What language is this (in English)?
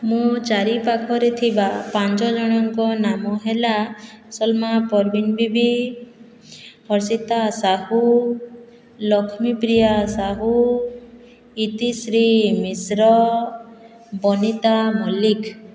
Odia